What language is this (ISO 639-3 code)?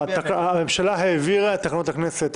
heb